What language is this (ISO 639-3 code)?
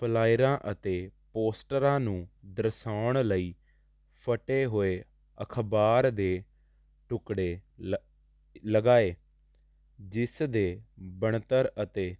pan